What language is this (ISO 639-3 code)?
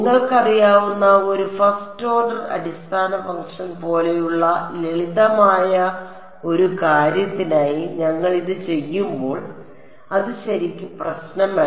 mal